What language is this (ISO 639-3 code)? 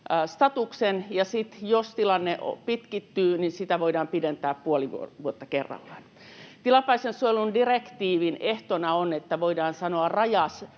fin